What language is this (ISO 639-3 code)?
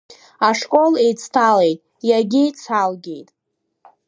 abk